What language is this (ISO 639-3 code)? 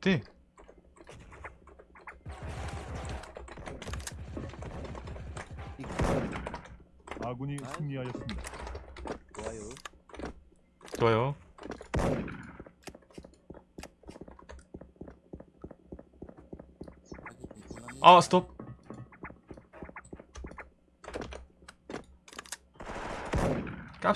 kor